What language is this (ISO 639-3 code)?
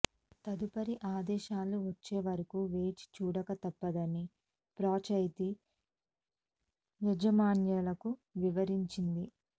tel